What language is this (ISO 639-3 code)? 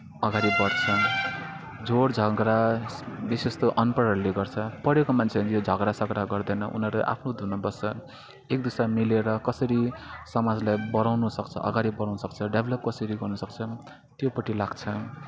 nep